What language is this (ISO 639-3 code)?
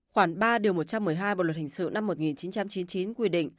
vie